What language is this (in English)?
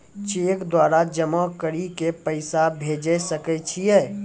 Maithili